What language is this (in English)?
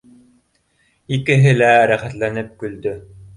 Bashkir